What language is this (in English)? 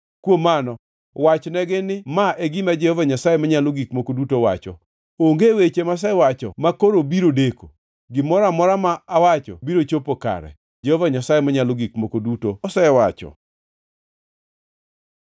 Luo (Kenya and Tanzania)